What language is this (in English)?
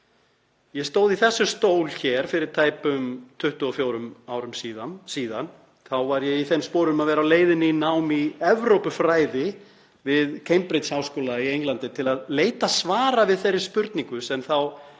Icelandic